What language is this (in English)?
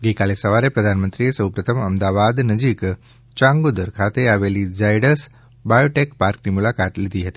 Gujarati